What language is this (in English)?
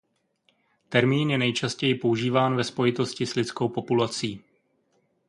Czech